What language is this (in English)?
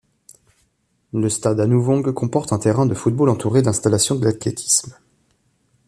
French